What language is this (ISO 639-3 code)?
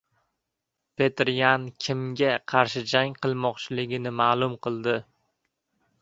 uzb